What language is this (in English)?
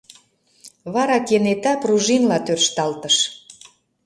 Mari